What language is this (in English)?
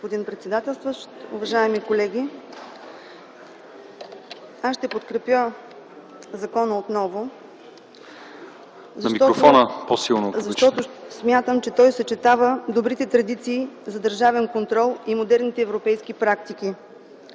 Bulgarian